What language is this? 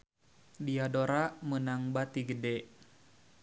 Sundanese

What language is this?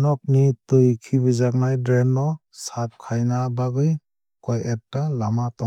Kok Borok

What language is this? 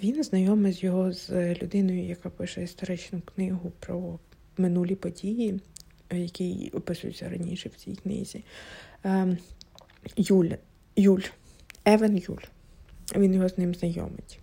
Ukrainian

